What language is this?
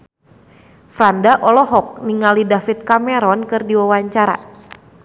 Sundanese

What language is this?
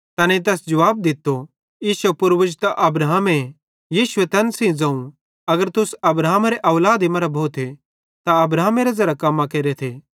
Bhadrawahi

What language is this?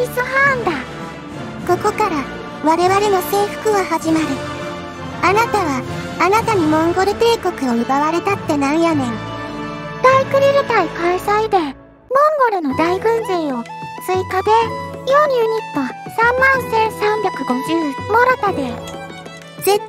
Japanese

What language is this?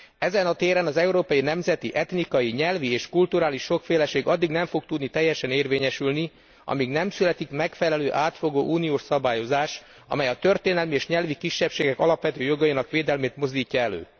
Hungarian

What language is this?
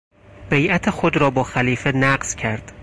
Persian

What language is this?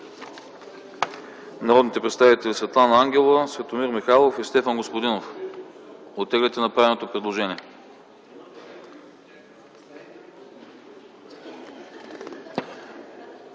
Bulgarian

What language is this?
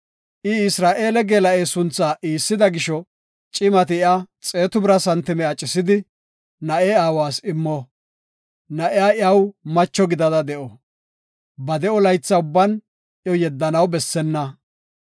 Gofa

